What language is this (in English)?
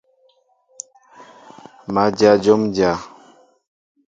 Mbo (Cameroon)